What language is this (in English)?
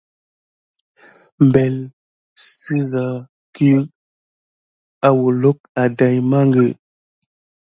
Gidar